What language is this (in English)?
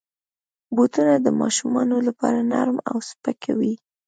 Pashto